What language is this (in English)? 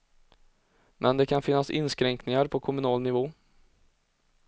Swedish